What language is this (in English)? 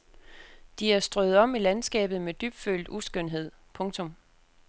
Danish